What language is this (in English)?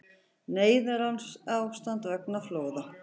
Icelandic